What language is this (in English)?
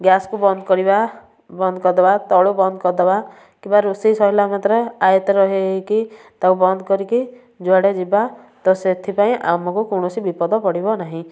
Odia